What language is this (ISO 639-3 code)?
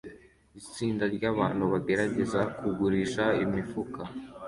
kin